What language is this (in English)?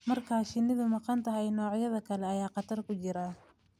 Somali